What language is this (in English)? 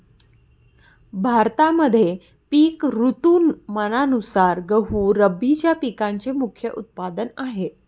Marathi